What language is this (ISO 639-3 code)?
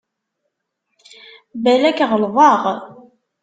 kab